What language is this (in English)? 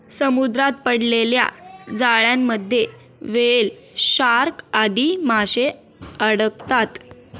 Marathi